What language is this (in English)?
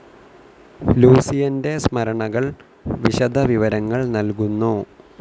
Malayalam